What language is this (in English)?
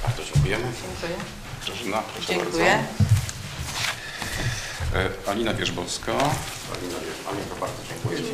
Polish